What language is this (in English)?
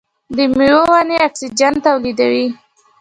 Pashto